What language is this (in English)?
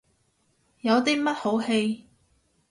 Cantonese